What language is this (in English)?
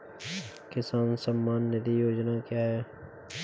Hindi